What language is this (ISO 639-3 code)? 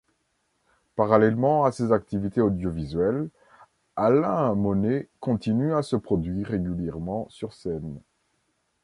fra